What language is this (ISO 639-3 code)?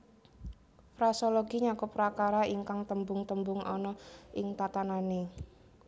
jav